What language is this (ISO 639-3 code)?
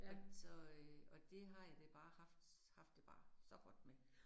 dan